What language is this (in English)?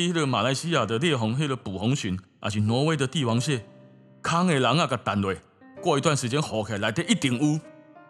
Chinese